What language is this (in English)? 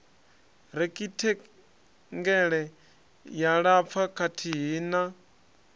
Venda